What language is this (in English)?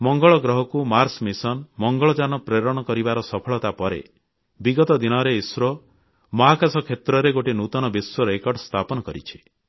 Odia